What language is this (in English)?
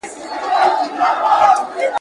Pashto